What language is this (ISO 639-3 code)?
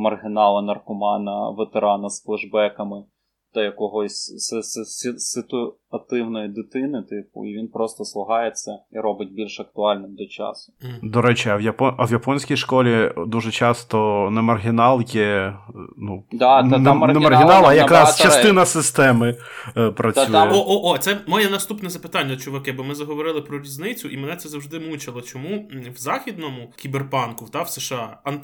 ukr